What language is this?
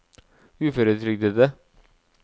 Norwegian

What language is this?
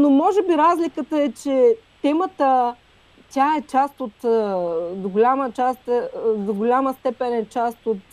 Bulgarian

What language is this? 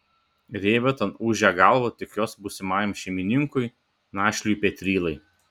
Lithuanian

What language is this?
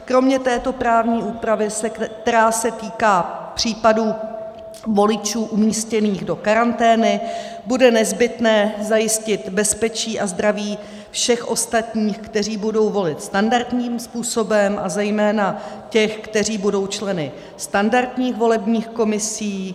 Czech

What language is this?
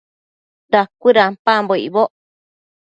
Matsés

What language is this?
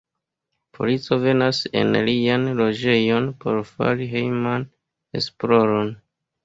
Esperanto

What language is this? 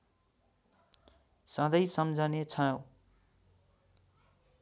Nepali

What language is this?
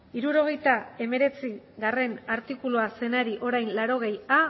Basque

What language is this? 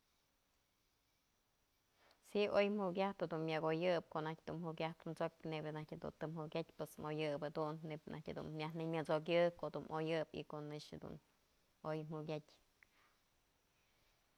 Mazatlán Mixe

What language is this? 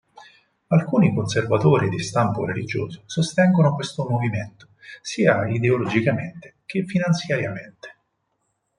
Italian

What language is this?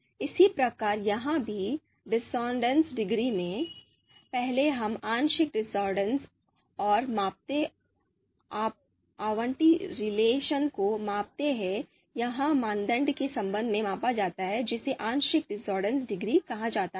Hindi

